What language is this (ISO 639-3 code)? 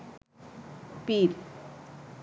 ben